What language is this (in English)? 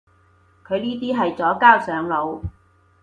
Cantonese